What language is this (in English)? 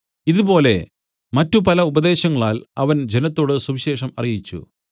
Malayalam